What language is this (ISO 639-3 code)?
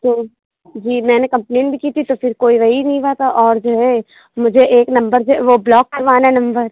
urd